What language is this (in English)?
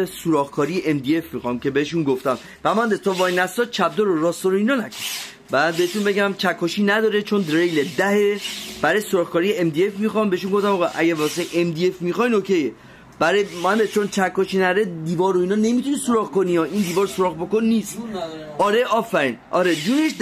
Persian